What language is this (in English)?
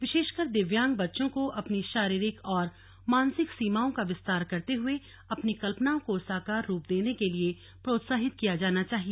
Hindi